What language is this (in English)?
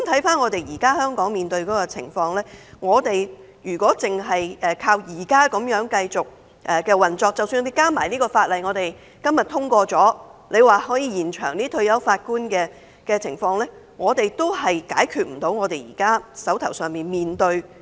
Cantonese